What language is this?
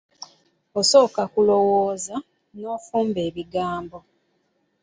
Ganda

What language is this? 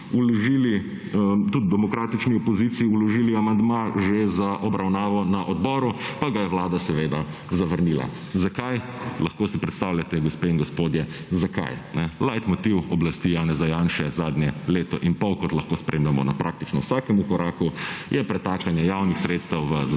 Slovenian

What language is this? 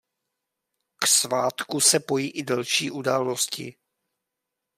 Czech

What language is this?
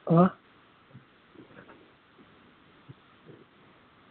Gujarati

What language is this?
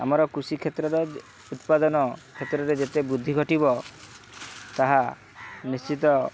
Odia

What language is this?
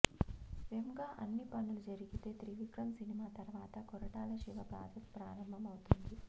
Telugu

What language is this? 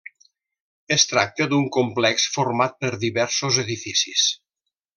Catalan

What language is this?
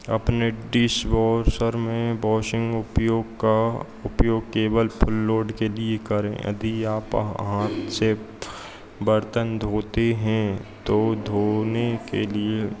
Hindi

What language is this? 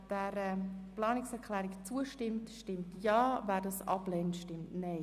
Swiss German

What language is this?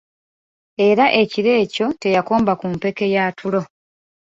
Ganda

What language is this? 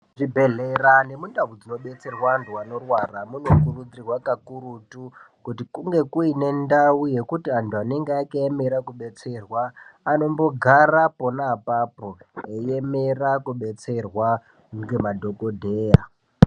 Ndau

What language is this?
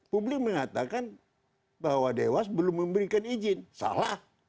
Indonesian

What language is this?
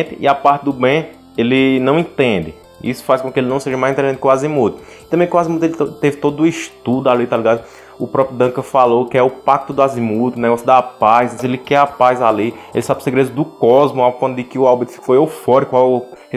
Portuguese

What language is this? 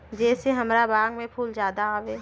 Magahi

